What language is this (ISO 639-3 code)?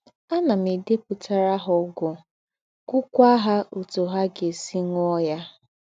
ibo